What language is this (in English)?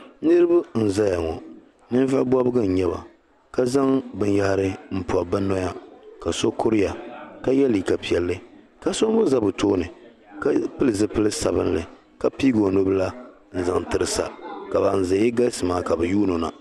Dagbani